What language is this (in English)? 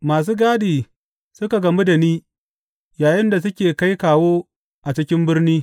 Hausa